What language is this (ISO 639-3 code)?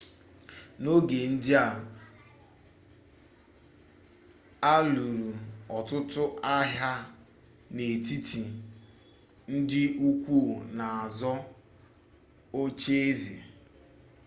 ibo